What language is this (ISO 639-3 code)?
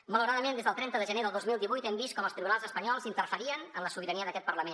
cat